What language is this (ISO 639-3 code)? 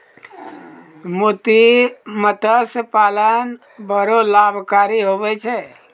mai